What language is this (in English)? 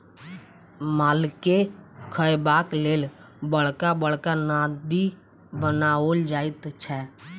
Maithili